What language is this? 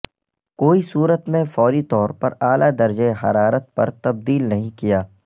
Urdu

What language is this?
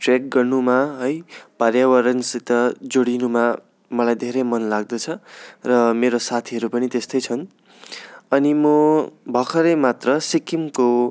Nepali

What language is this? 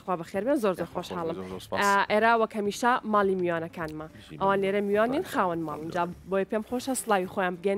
Arabic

